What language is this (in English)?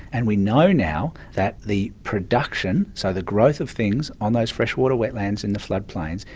English